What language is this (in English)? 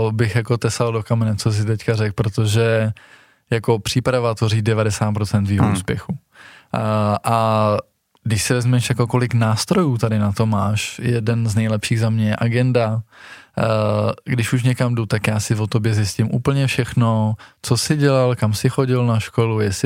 Czech